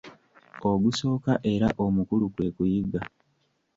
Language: Ganda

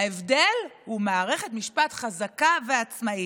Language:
Hebrew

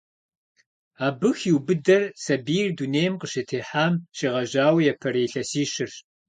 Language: Kabardian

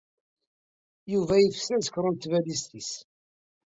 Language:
Kabyle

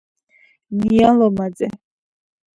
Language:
Georgian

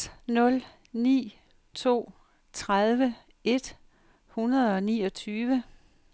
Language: Danish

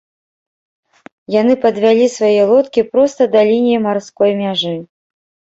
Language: Belarusian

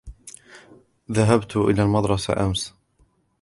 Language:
Arabic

